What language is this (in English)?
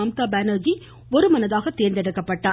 Tamil